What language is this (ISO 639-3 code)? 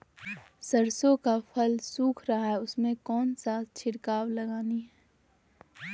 mag